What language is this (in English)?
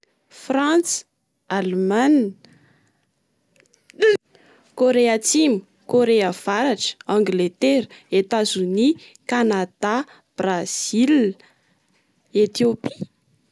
Malagasy